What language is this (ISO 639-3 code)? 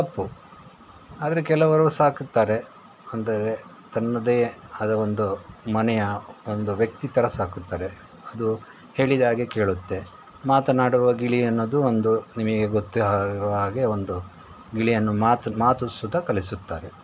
kan